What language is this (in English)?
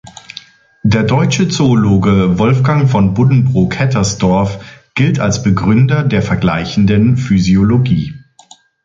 German